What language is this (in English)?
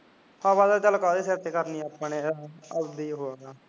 Punjabi